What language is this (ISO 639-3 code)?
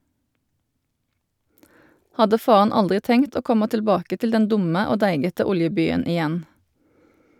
nor